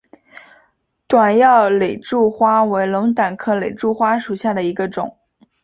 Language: Chinese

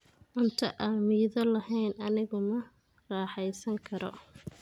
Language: Somali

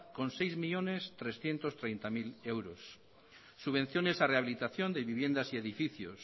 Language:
Spanish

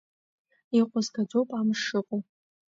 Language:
Abkhazian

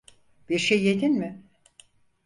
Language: Turkish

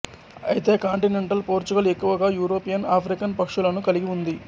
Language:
Telugu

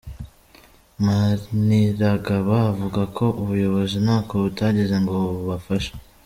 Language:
Kinyarwanda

